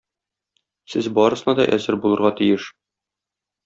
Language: Tatar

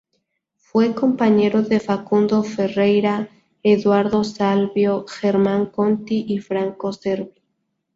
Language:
Spanish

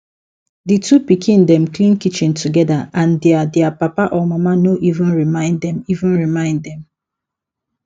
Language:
Nigerian Pidgin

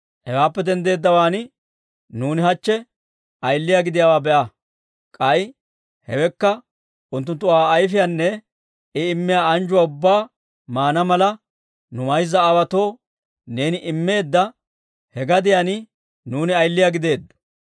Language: Dawro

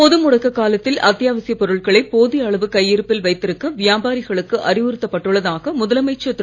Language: Tamil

